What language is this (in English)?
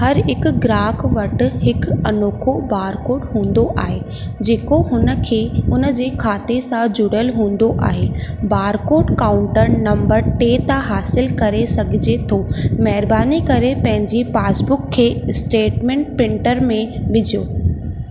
Sindhi